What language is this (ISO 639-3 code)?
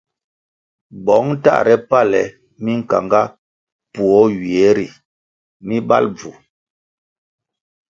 nmg